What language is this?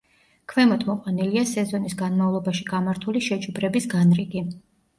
Georgian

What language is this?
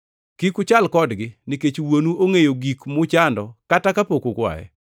Luo (Kenya and Tanzania)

